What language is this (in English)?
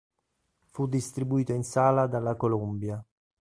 Italian